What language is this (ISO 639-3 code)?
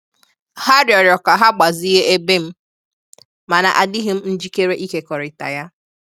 ibo